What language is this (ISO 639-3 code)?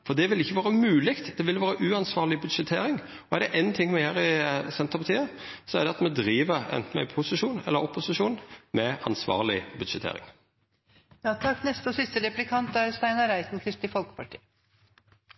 nno